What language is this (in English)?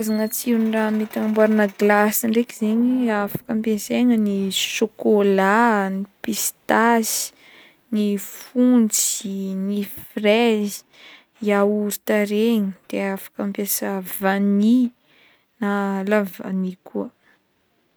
Northern Betsimisaraka Malagasy